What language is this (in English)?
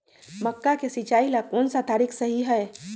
Magahi